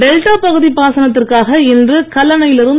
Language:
Tamil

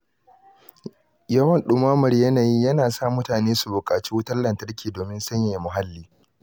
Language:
Hausa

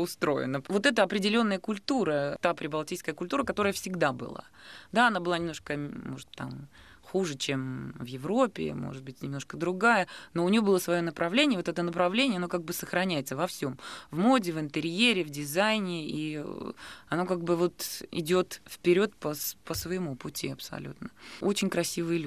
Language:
Russian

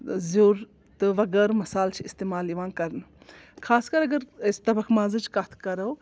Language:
Kashmiri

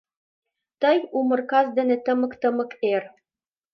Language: Mari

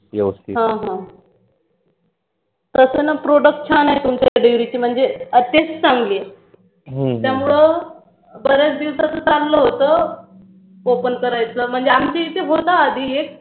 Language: Marathi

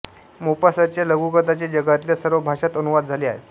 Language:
Marathi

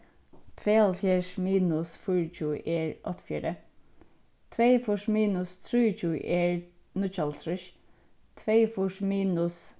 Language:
Faroese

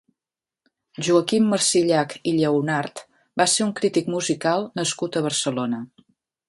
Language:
Catalan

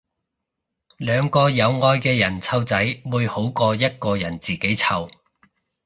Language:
Cantonese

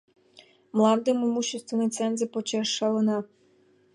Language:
Mari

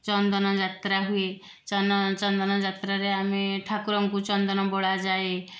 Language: Odia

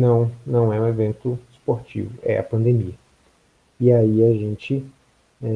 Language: Portuguese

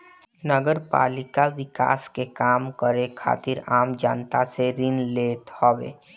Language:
Bhojpuri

